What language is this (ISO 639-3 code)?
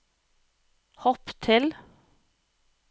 nor